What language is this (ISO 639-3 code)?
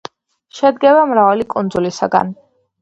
kat